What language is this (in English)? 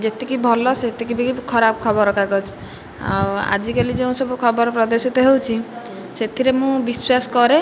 Odia